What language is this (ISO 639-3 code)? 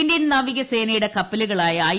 mal